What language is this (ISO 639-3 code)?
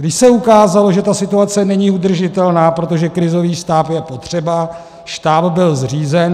ces